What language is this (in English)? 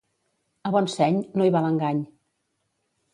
Catalan